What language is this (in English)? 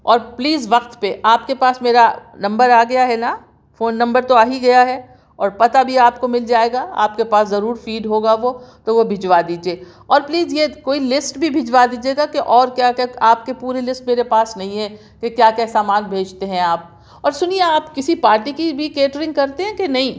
Urdu